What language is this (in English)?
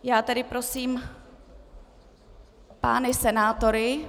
Czech